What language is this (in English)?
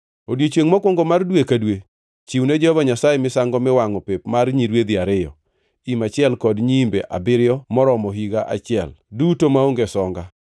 Luo (Kenya and Tanzania)